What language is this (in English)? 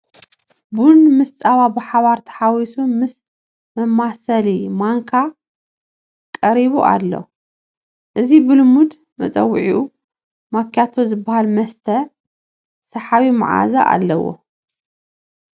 Tigrinya